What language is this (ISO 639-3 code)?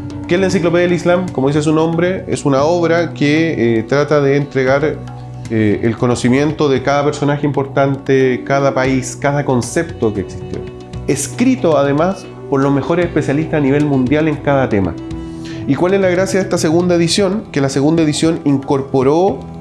spa